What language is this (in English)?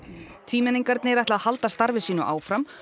Icelandic